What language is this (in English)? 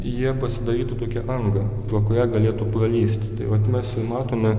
Lithuanian